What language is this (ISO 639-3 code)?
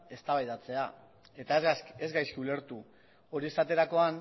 eus